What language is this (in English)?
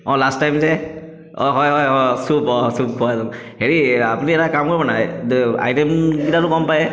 Assamese